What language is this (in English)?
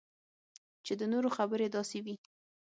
Pashto